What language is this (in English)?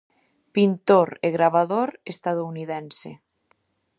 Galician